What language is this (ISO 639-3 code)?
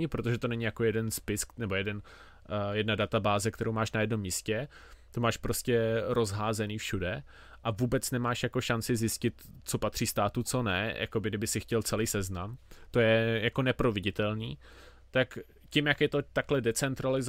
ces